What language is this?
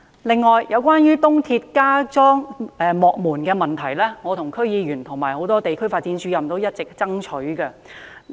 Cantonese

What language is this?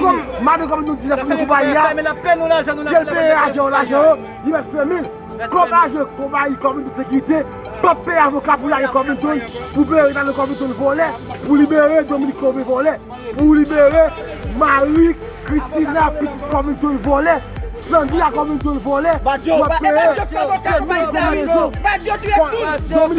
French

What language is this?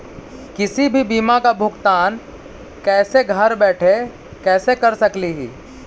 Magahi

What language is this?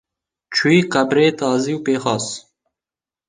Kurdish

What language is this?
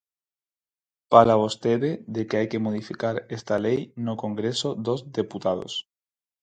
Galician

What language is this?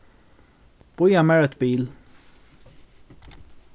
Faroese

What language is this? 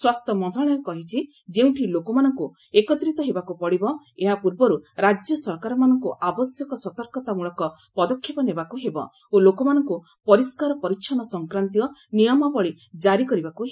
Odia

